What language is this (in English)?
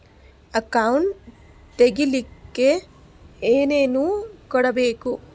Kannada